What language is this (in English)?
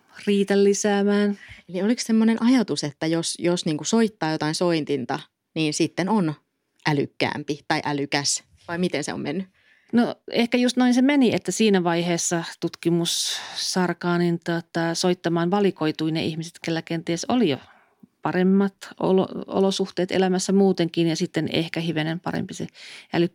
Finnish